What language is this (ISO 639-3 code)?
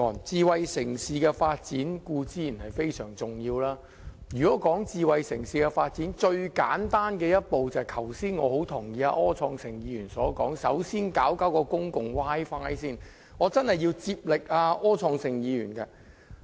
yue